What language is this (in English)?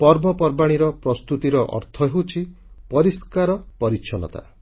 Odia